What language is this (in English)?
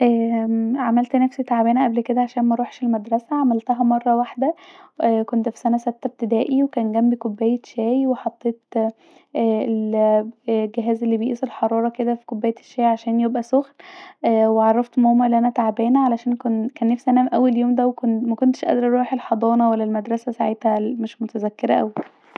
Egyptian Arabic